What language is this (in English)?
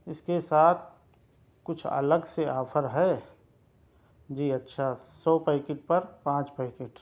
Urdu